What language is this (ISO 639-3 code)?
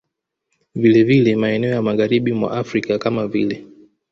swa